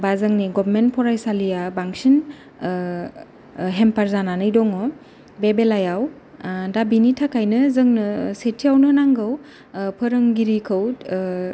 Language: Bodo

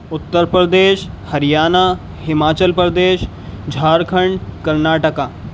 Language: Urdu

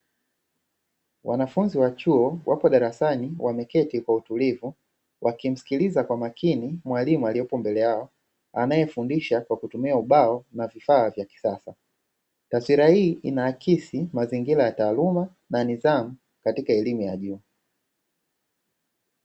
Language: Swahili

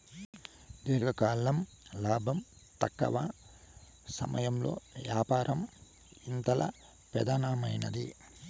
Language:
Telugu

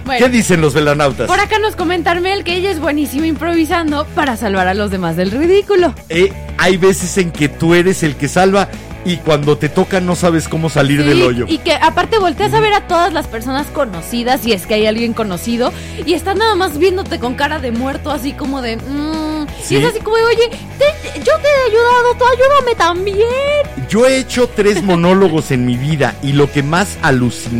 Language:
Spanish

